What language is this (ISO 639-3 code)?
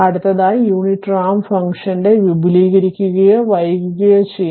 mal